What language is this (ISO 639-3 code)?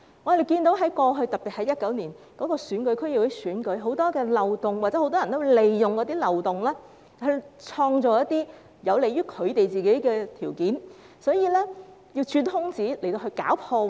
yue